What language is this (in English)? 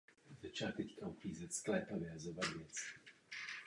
Czech